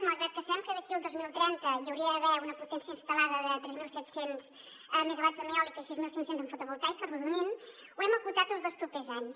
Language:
Catalan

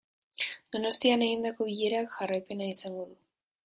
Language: Basque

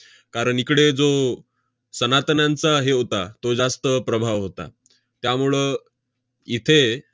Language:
Marathi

